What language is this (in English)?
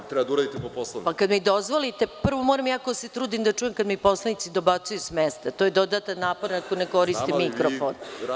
Serbian